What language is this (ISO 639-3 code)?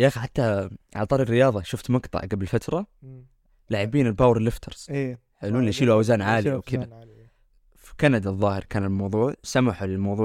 ara